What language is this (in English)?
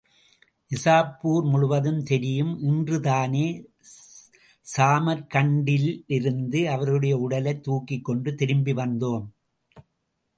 Tamil